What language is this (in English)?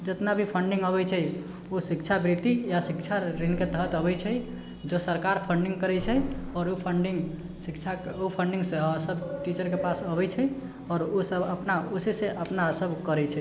Maithili